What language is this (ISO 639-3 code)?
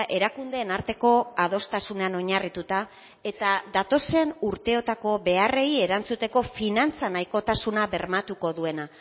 eus